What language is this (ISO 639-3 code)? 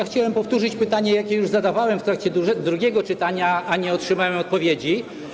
pol